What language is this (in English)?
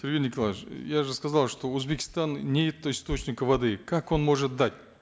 Kazakh